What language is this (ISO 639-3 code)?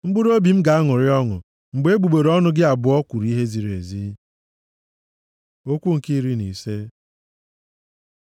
ibo